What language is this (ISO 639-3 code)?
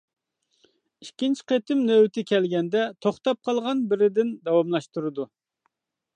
uig